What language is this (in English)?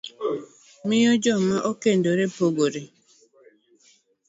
Luo (Kenya and Tanzania)